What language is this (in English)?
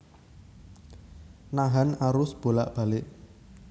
Javanese